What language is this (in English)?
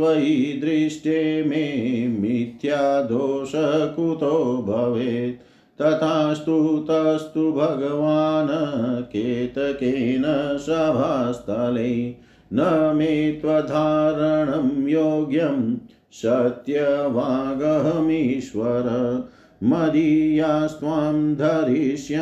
Hindi